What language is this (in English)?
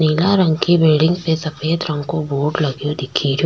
Rajasthani